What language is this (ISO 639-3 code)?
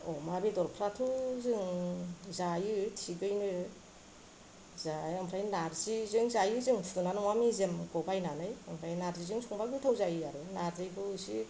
brx